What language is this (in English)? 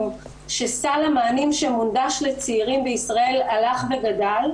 Hebrew